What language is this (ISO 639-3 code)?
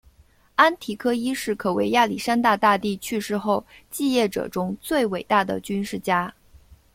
zho